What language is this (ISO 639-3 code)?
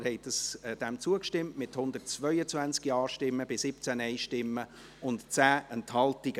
gsw